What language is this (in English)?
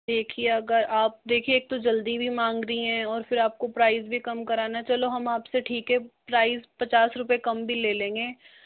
Hindi